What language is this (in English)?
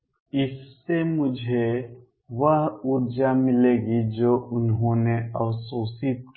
Hindi